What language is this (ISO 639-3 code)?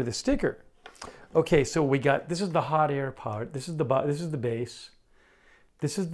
eng